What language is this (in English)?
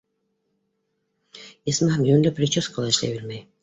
Bashkir